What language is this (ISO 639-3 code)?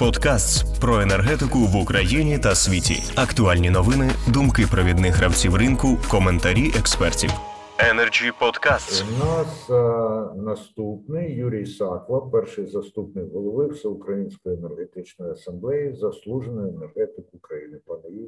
ukr